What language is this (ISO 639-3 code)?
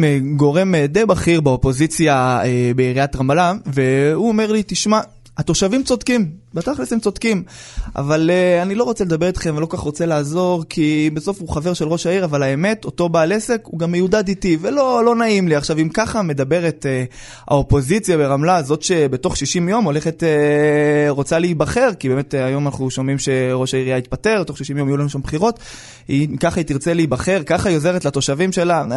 heb